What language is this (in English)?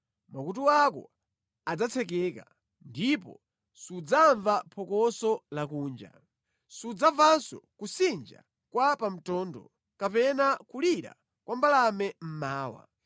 Nyanja